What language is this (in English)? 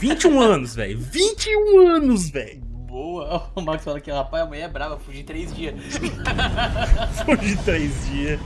Portuguese